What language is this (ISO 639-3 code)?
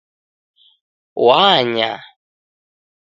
dav